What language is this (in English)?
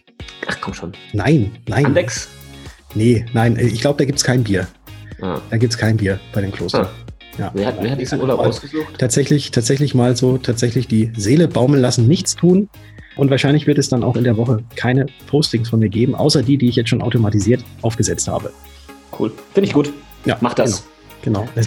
German